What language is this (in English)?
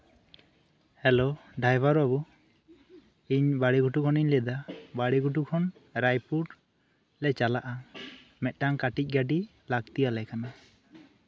Santali